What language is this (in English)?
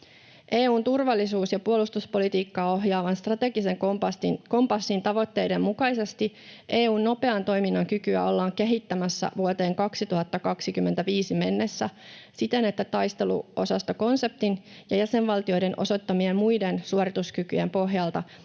Finnish